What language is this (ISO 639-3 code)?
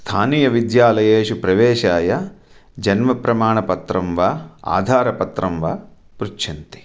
san